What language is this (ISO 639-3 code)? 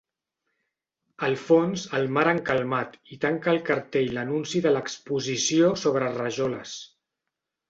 cat